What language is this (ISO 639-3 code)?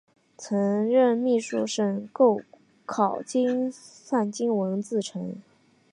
zho